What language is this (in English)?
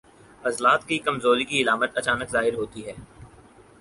Urdu